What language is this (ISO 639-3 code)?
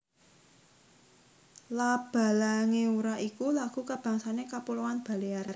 jav